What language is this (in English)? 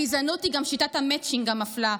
Hebrew